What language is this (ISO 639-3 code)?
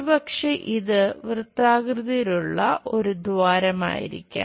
mal